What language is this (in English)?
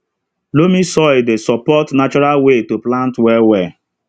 Nigerian Pidgin